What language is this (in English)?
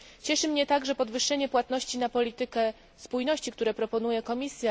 Polish